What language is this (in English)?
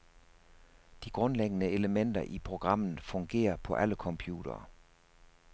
Danish